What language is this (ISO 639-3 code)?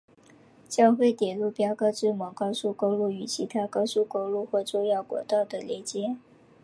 zho